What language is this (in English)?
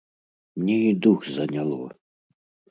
Belarusian